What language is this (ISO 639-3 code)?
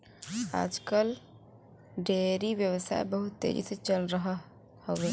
bho